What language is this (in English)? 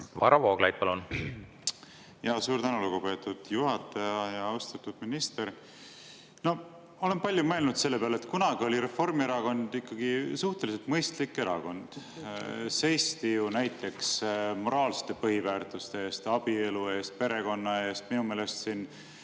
Estonian